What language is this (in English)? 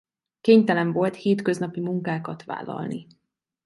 Hungarian